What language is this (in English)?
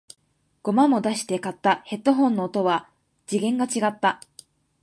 Japanese